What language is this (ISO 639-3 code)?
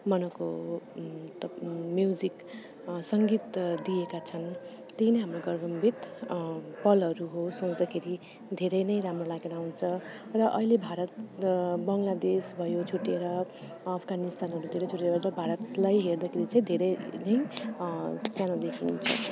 nep